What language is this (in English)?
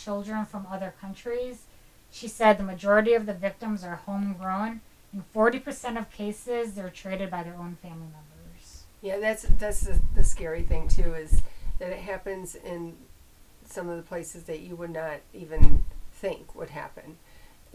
English